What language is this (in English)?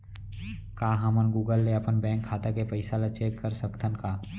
Chhattisgarhi